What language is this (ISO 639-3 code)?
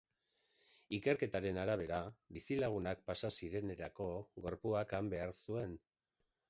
eus